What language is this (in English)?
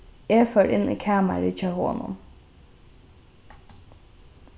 Faroese